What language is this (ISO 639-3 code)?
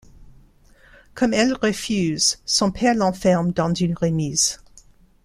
fra